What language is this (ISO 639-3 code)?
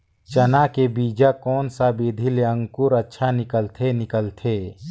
hne